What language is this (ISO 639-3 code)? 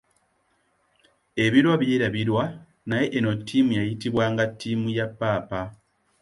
lug